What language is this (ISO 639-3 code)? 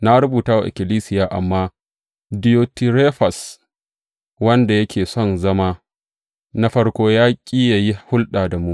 hau